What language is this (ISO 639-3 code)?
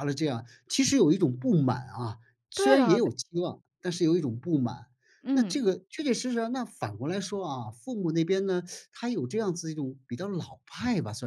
zho